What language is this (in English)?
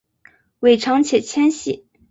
Chinese